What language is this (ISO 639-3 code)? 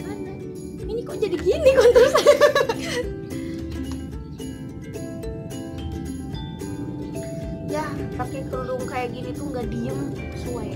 ind